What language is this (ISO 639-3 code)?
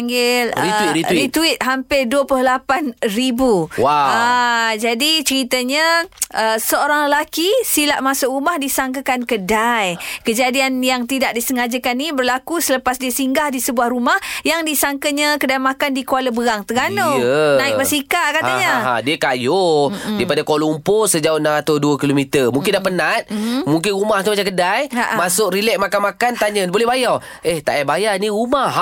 msa